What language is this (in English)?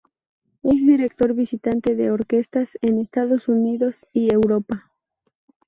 Spanish